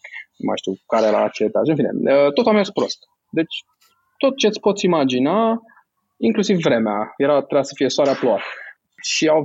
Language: Romanian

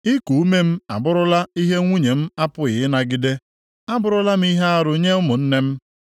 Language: Igbo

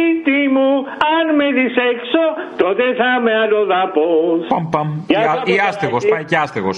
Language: Greek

